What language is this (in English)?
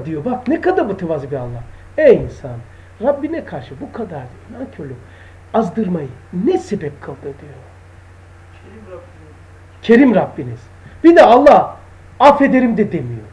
Turkish